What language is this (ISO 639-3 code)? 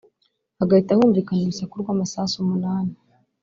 kin